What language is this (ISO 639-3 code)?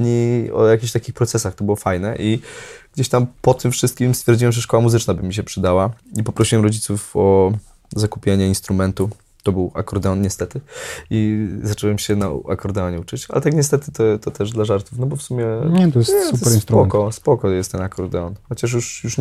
pol